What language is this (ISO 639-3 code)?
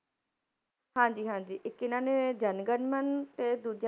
pan